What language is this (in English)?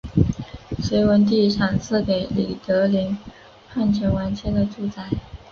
Chinese